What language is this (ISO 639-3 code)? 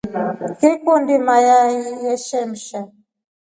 rof